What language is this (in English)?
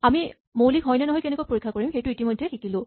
Assamese